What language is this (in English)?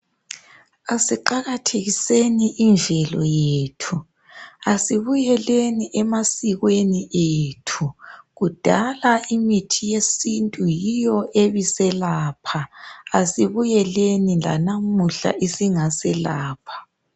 North Ndebele